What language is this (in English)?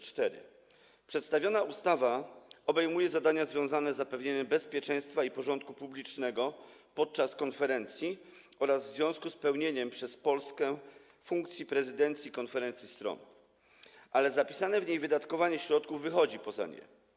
Polish